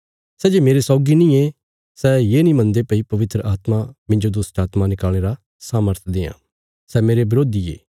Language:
Bilaspuri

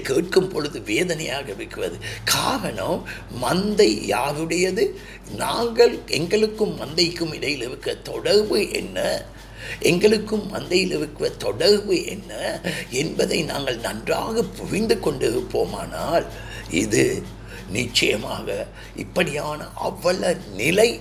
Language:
Tamil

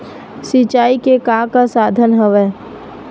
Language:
Chhattisgarhi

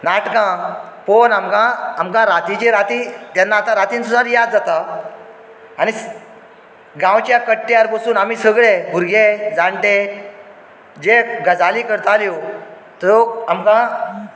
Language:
Konkani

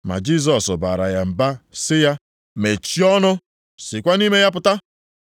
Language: Igbo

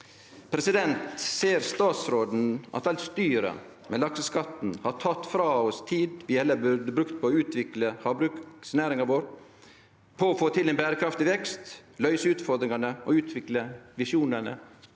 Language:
Norwegian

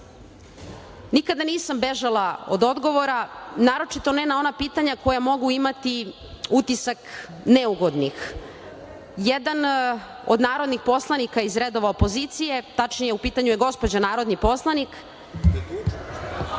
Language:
Serbian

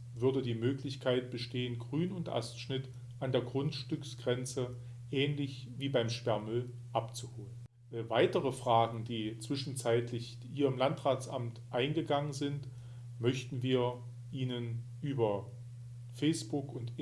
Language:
German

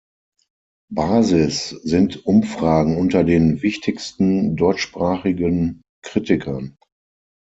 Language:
German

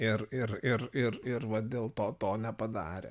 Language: Lithuanian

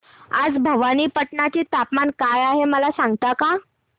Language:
Marathi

